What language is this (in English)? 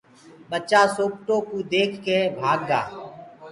Gurgula